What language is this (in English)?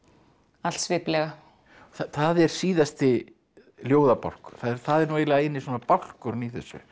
Icelandic